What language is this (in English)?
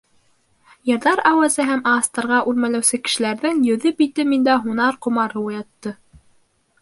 Bashkir